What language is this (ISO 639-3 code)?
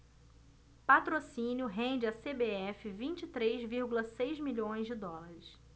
por